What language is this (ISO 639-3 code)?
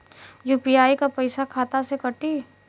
bho